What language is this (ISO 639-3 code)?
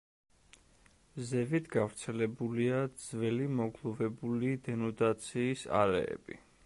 kat